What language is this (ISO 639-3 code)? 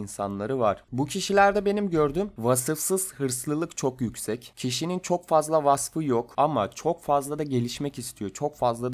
tur